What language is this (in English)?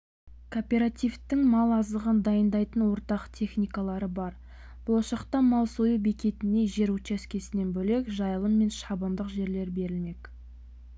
Kazakh